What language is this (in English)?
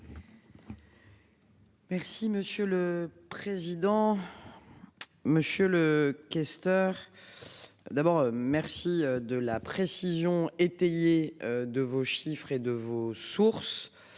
French